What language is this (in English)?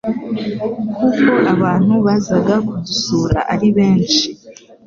Kinyarwanda